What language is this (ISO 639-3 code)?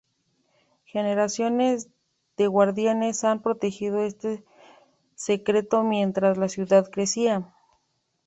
spa